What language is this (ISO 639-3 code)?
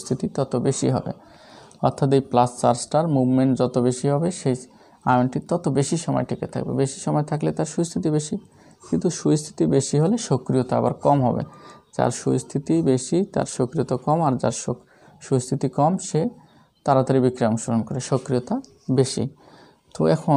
hin